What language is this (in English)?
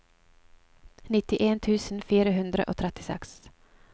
Norwegian